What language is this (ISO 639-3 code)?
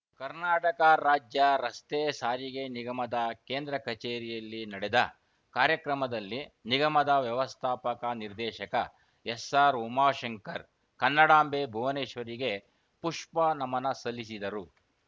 kan